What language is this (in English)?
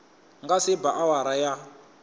Tsonga